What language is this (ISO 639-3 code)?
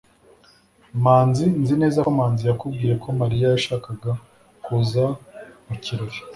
kin